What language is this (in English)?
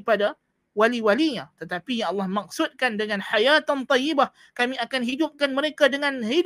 Malay